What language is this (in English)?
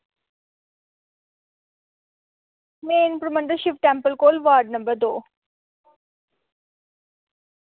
Dogri